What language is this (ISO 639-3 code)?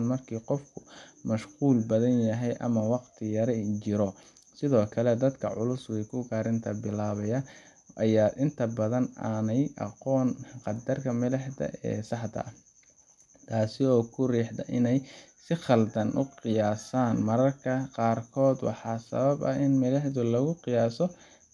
som